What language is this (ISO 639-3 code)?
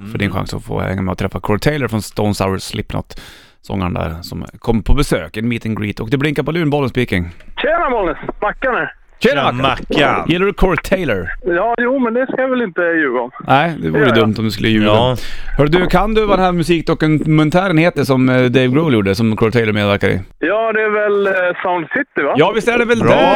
swe